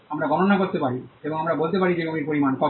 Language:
Bangla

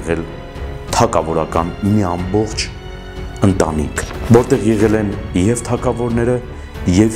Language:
Turkish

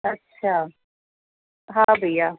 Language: Sindhi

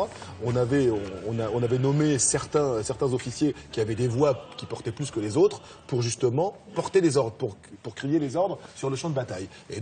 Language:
French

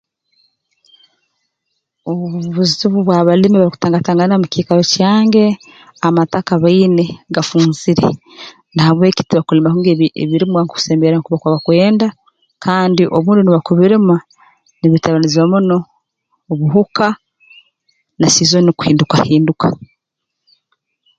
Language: Tooro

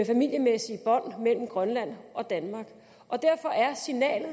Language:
Danish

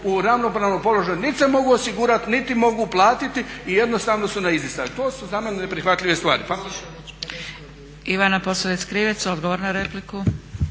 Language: Croatian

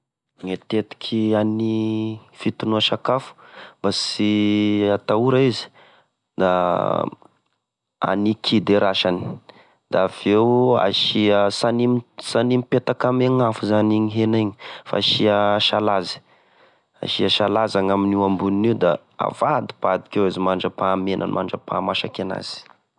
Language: Tesaka Malagasy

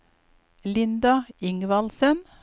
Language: Norwegian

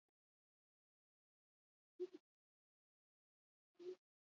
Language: Basque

